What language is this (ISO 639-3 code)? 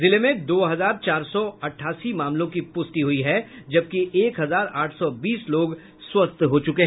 hin